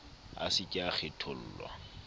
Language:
Southern Sotho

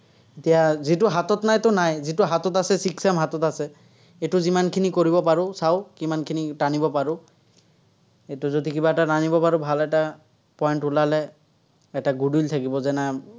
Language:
Assamese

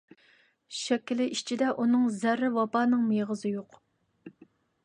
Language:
Uyghur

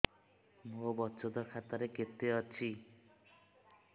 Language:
Odia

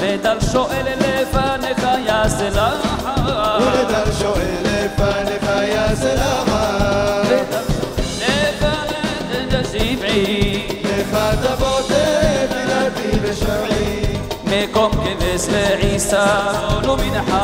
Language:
Arabic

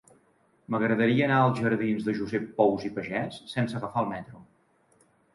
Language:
Catalan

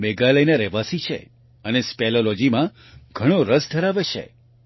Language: Gujarati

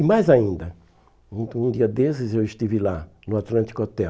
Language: Portuguese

